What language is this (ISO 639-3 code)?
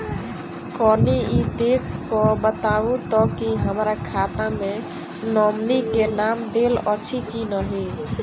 mai